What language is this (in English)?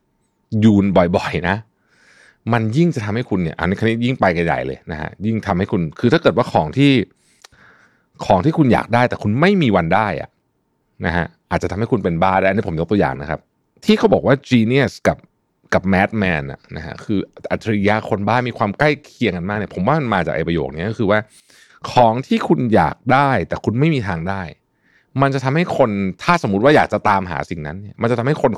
Thai